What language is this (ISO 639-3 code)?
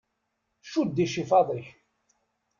kab